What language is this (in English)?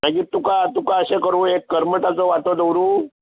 Konkani